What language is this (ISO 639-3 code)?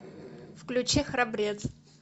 rus